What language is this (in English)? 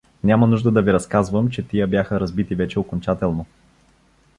Bulgarian